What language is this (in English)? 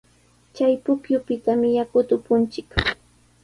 Sihuas Ancash Quechua